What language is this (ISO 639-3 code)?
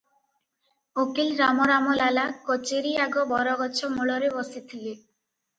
ori